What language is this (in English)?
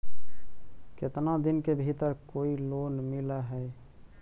Magahi